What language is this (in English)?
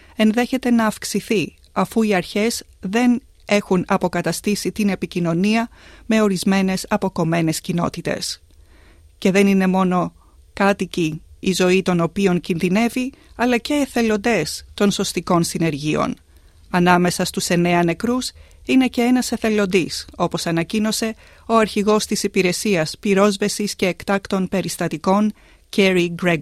Greek